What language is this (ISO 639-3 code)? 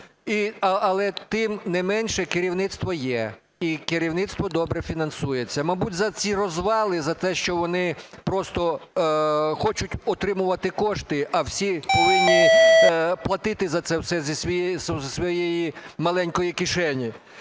ukr